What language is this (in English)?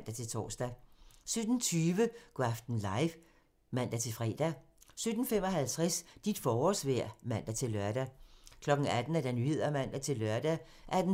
Danish